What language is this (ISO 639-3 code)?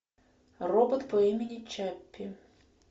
rus